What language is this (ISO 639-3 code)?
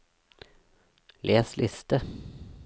nor